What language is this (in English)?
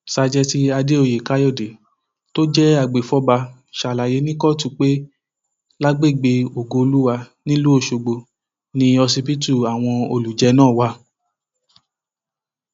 Yoruba